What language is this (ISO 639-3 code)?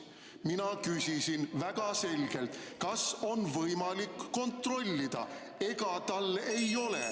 est